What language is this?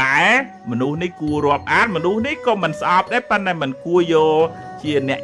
Vietnamese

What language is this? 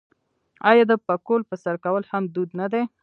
Pashto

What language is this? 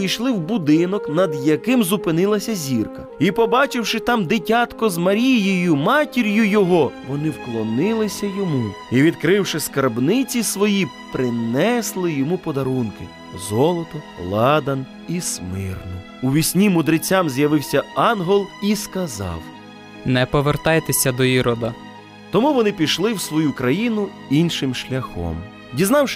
Ukrainian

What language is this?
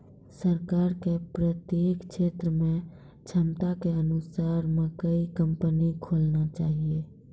Maithili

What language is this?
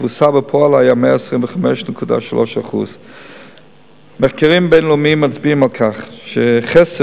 Hebrew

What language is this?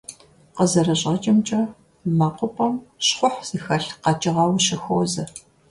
Kabardian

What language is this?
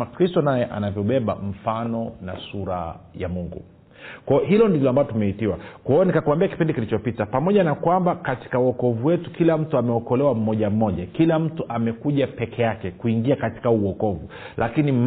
Swahili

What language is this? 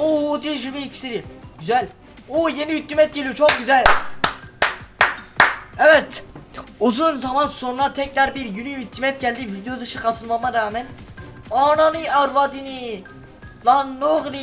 Turkish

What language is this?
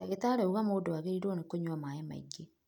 Kikuyu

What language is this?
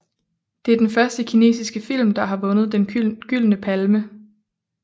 Danish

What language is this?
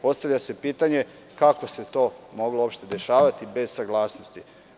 Serbian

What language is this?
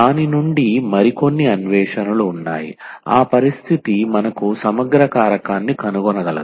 Telugu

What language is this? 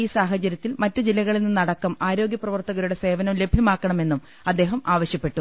Malayalam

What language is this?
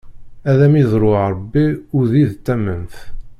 Kabyle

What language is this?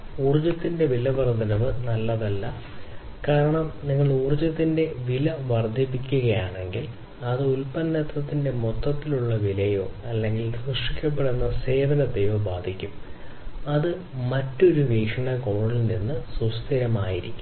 Malayalam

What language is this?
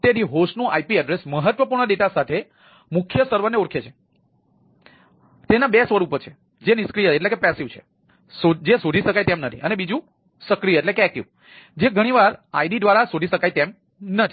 Gujarati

